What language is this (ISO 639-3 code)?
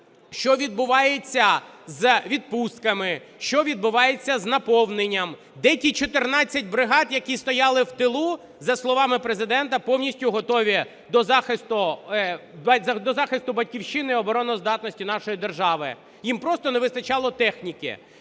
ukr